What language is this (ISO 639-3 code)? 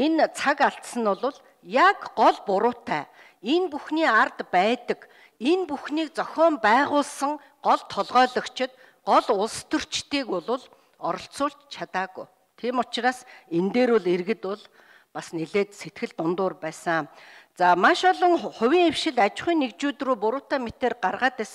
kor